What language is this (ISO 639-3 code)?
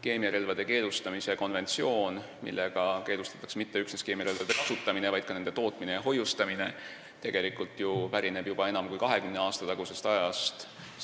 est